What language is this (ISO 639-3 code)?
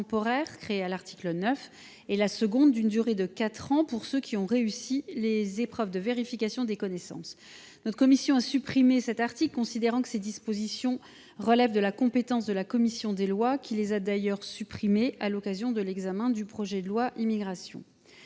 fra